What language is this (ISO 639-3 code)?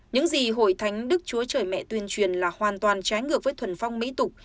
vie